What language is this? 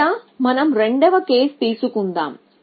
Telugu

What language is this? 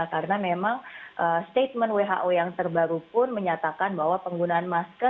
Indonesian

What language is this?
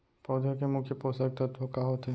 Chhattisgarhi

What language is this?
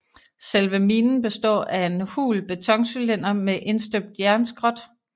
Danish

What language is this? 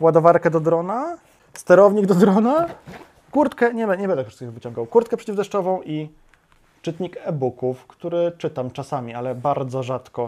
Polish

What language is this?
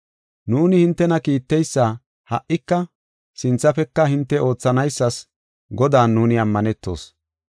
Gofa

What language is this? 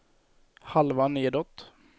Swedish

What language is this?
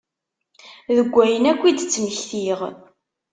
Kabyle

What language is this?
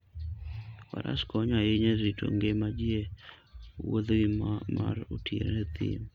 Luo (Kenya and Tanzania)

